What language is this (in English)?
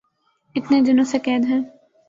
Urdu